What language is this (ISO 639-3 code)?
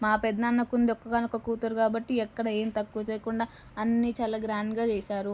tel